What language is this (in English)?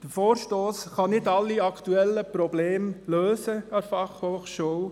Swiss German